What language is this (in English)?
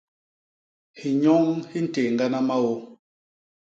Basaa